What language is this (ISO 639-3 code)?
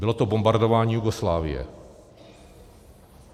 ces